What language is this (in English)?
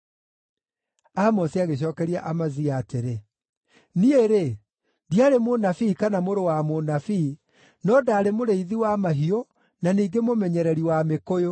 Kikuyu